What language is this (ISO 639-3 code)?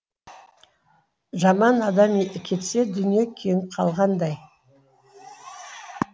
kaz